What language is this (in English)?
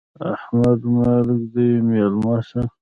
Pashto